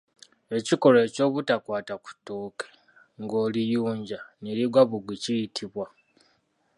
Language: Ganda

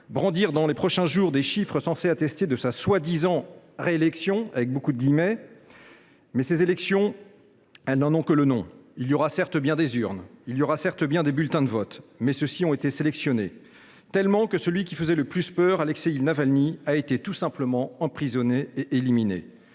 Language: French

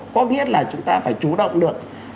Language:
Vietnamese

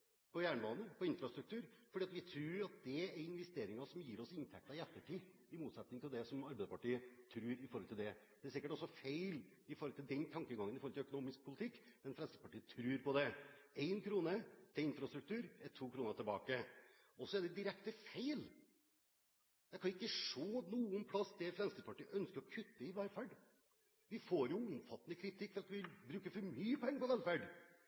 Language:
Norwegian Bokmål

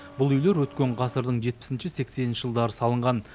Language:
Kazakh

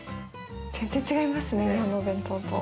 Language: Japanese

